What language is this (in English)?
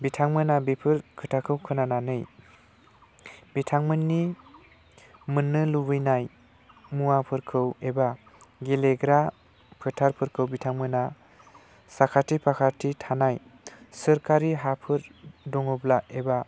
Bodo